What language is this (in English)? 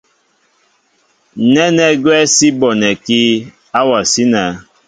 Mbo (Cameroon)